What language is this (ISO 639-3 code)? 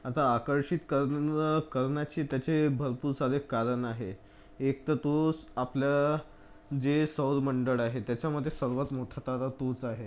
mar